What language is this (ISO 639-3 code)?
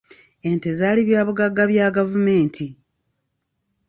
lug